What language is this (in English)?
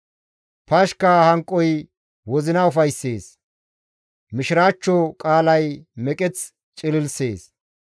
Gamo